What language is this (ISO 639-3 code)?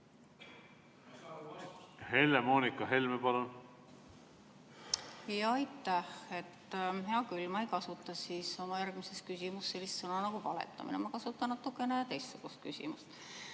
est